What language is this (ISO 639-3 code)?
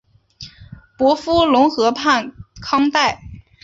zho